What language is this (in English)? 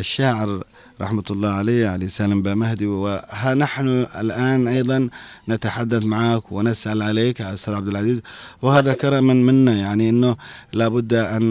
Arabic